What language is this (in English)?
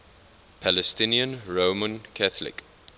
English